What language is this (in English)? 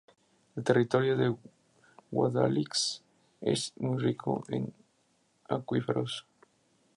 Spanish